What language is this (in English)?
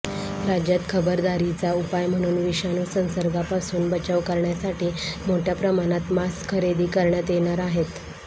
Marathi